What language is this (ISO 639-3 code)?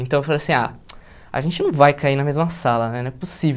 por